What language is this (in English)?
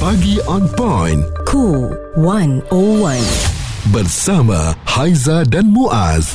Malay